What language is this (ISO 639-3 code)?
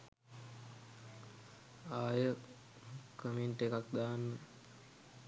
sin